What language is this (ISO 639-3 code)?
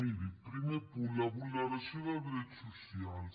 cat